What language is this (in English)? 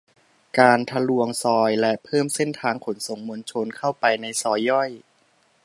Thai